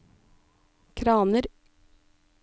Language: Norwegian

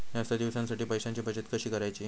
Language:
Marathi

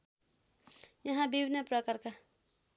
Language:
Nepali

